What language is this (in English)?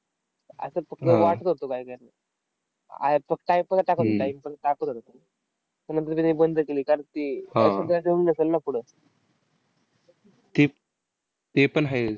Marathi